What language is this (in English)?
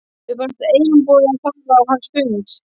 Icelandic